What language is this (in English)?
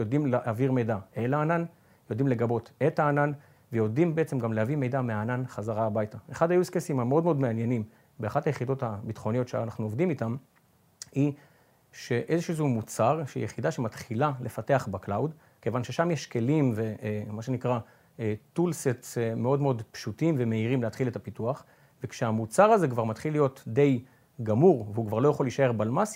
Hebrew